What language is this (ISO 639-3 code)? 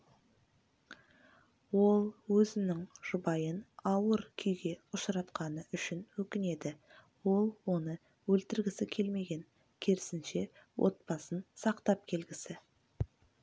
kaz